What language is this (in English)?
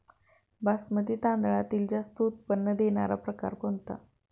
Marathi